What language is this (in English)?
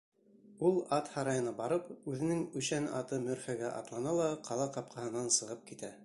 Bashkir